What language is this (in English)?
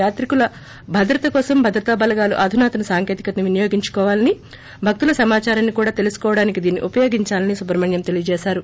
Telugu